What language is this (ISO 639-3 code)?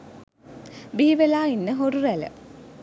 sin